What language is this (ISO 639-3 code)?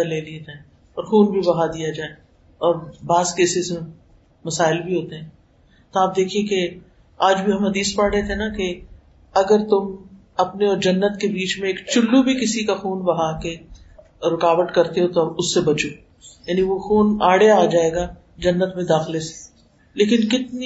urd